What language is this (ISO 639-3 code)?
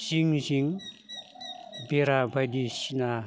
brx